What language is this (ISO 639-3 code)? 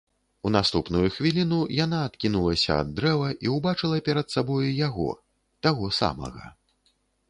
bel